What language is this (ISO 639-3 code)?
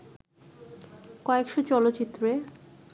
ben